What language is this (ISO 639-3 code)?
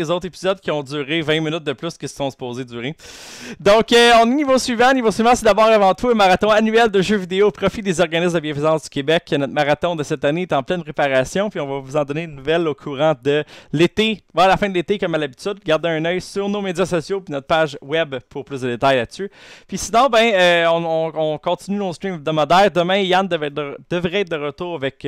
fra